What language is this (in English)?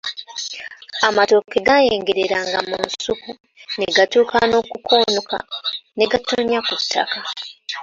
Ganda